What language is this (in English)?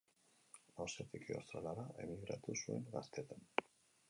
Basque